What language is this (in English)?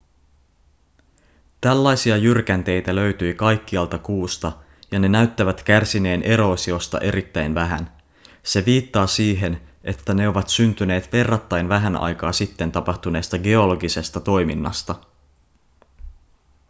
Finnish